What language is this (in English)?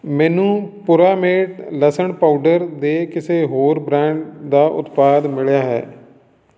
Punjabi